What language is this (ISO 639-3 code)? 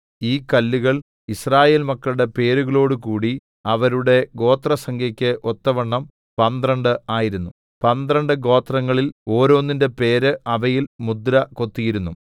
mal